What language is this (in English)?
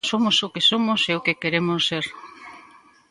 Galician